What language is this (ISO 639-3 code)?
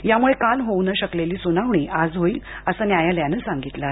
mar